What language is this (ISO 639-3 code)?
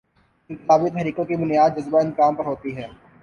urd